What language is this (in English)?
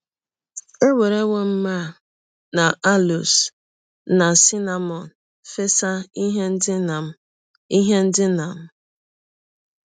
Igbo